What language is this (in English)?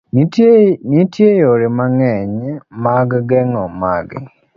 Luo (Kenya and Tanzania)